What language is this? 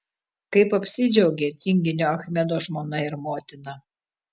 Lithuanian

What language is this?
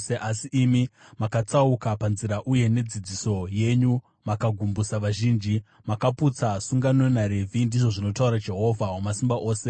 Shona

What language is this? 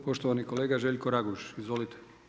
Croatian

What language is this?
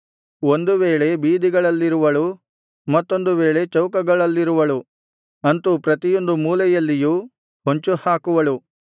Kannada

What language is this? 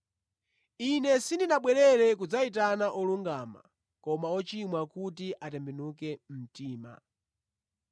Nyanja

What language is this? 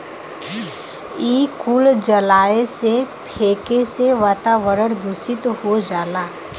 Bhojpuri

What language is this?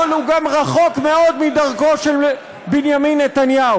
Hebrew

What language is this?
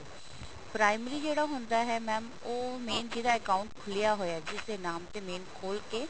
Punjabi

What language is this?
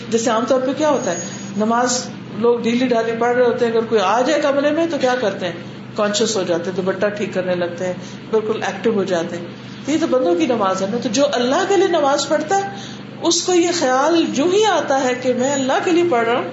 Urdu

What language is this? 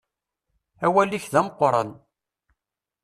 Kabyle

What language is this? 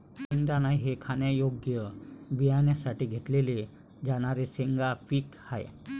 Marathi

